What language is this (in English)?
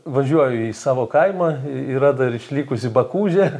Lithuanian